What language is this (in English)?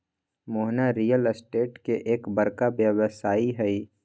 Magahi